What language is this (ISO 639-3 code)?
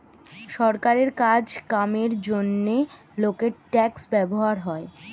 ben